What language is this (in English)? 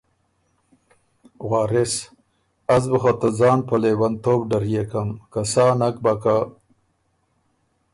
Ormuri